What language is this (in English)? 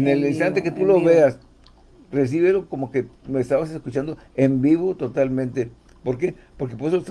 Spanish